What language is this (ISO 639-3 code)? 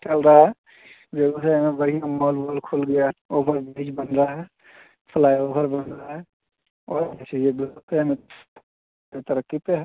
hin